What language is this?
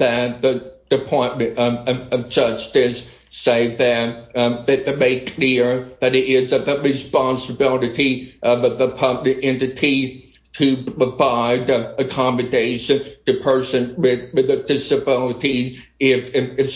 English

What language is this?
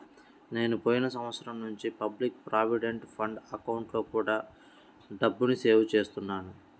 Telugu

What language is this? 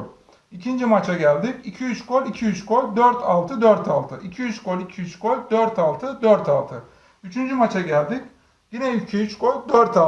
Turkish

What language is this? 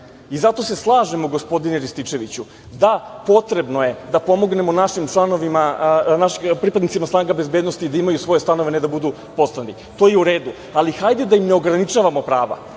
Serbian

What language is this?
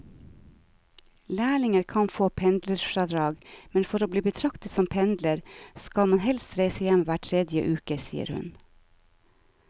Norwegian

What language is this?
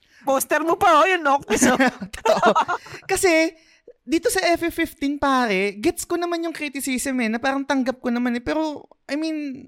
Filipino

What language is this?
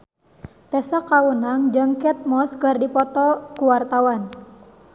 Sundanese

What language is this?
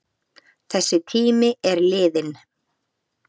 Icelandic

